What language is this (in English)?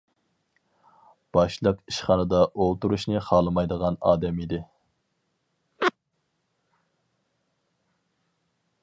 Uyghur